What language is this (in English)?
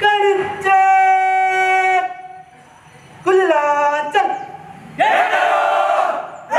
Arabic